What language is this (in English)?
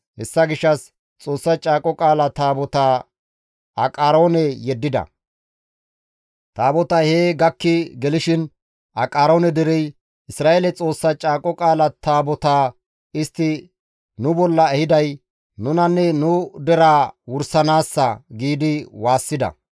Gamo